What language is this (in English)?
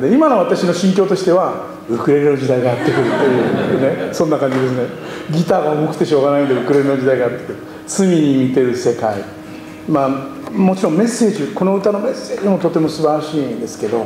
Japanese